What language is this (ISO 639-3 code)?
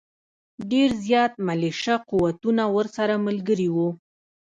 pus